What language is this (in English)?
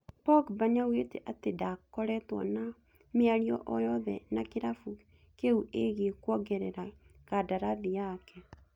Kikuyu